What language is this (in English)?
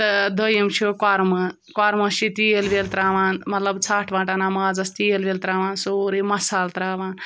Kashmiri